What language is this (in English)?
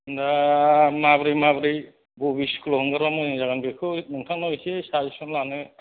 Bodo